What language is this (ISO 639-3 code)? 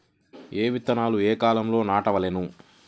tel